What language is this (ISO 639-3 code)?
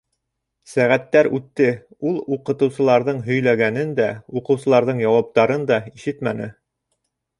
bak